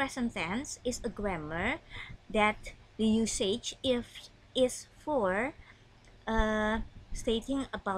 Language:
Indonesian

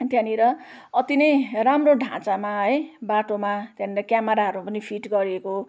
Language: Nepali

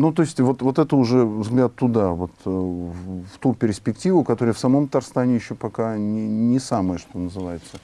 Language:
Russian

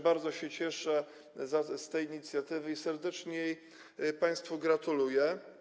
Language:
Polish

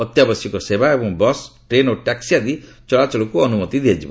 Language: Odia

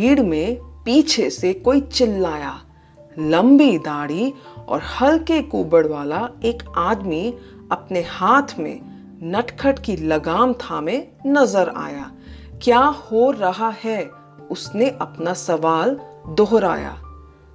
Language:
Hindi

